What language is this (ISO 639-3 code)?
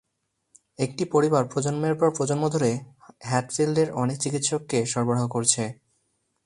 ben